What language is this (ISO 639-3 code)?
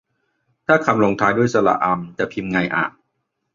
tha